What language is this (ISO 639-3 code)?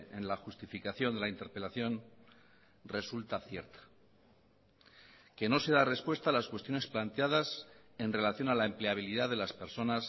spa